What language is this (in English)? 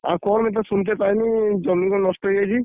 Odia